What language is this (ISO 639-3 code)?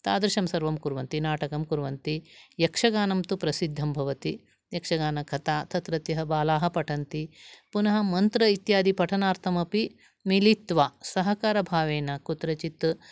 san